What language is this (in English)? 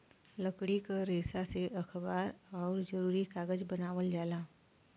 Bhojpuri